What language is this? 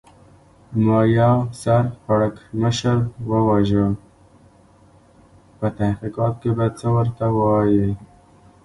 Pashto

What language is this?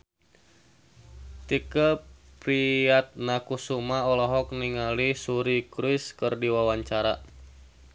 Sundanese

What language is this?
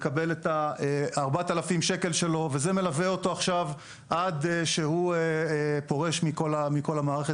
Hebrew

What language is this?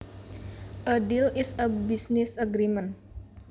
Javanese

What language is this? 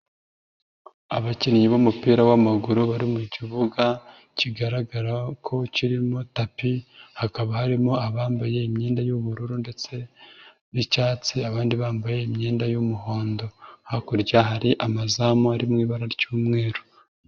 Kinyarwanda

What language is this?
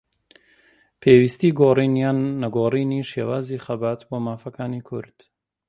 Central Kurdish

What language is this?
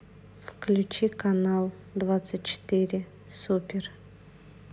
Russian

